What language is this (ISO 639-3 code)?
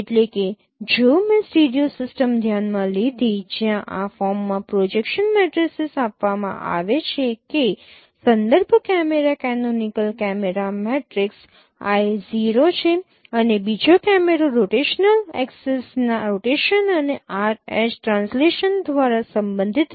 guj